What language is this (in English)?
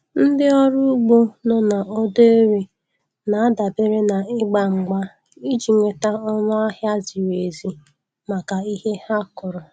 Igbo